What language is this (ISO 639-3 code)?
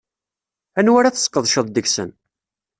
kab